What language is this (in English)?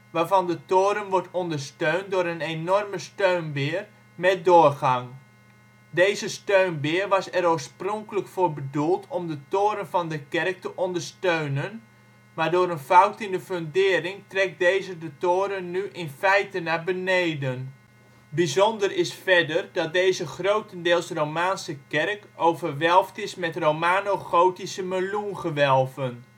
Dutch